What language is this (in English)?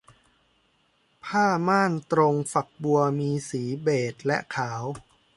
Thai